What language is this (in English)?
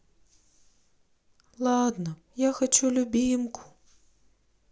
Russian